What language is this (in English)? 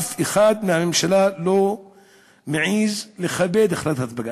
Hebrew